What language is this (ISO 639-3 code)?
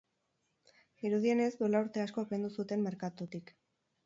eus